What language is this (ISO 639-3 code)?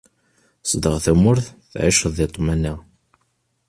kab